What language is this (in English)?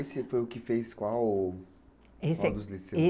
Portuguese